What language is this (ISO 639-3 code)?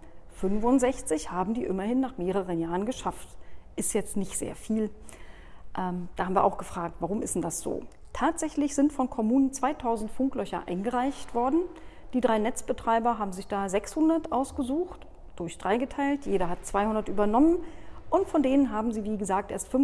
deu